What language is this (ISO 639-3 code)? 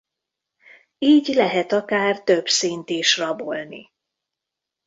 hun